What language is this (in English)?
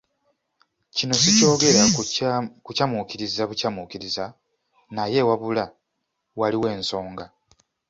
Ganda